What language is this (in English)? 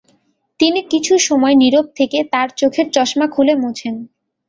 Bangla